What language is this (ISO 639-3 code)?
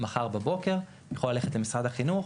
heb